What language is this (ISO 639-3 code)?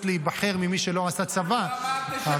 heb